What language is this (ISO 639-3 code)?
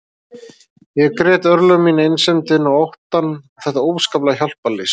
isl